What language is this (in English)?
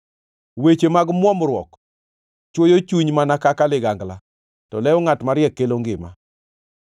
Luo (Kenya and Tanzania)